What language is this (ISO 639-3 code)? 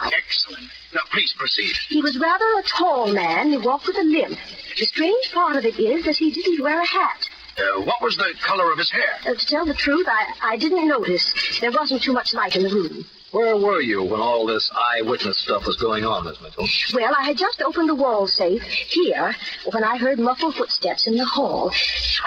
eng